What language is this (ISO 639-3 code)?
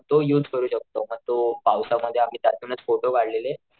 mar